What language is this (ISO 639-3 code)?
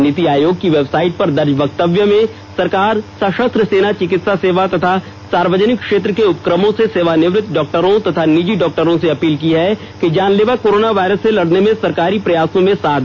hin